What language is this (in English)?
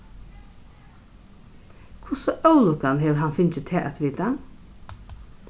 Faroese